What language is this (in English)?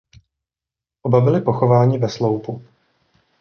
Czech